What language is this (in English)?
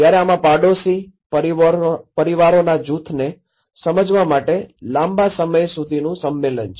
Gujarati